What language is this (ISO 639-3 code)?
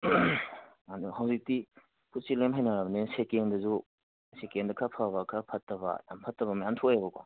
mni